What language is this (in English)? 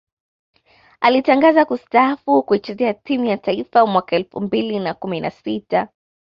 Swahili